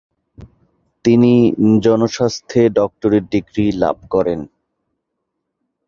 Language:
Bangla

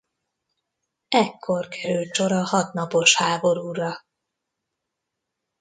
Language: Hungarian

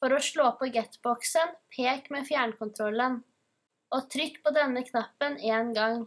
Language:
Norwegian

